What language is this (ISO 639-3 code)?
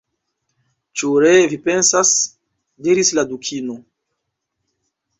epo